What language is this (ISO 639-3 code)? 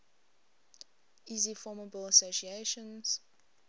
eng